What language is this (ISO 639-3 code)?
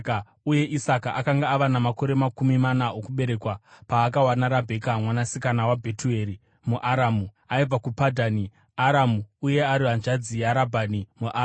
sna